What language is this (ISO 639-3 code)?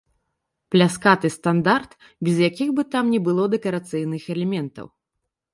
bel